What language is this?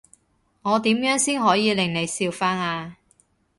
Cantonese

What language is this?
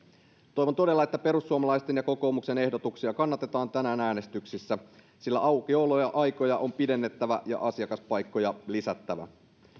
Finnish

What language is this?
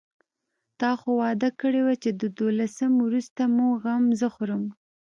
Pashto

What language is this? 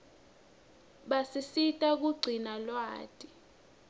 Swati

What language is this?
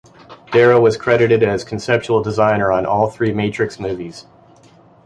English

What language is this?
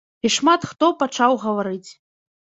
Belarusian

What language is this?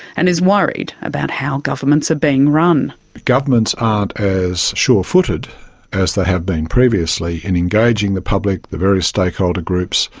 English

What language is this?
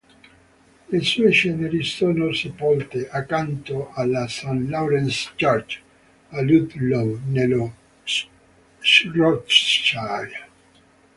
Italian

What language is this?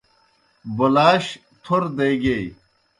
Kohistani Shina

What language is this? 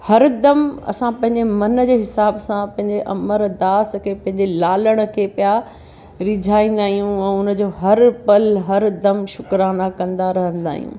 Sindhi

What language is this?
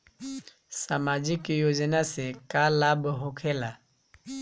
Bhojpuri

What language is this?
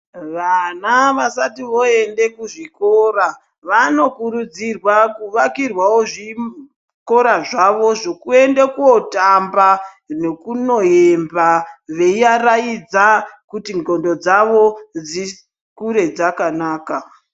Ndau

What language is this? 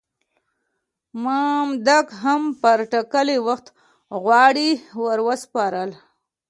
Pashto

